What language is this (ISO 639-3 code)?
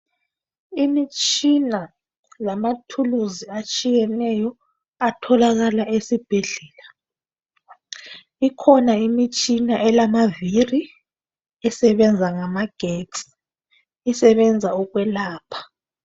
nde